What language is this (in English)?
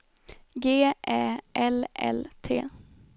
Swedish